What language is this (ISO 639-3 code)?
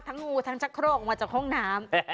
tha